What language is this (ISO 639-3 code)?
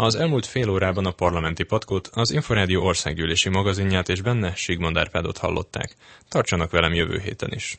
hun